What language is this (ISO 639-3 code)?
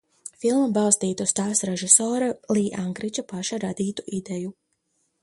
lav